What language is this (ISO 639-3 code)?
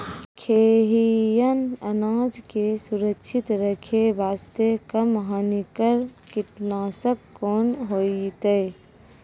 mai